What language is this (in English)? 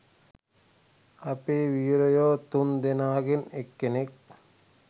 Sinhala